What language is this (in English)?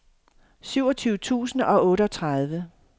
Danish